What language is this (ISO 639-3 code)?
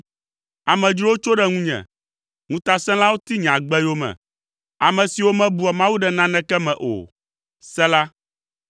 ewe